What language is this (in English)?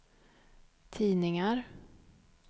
Swedish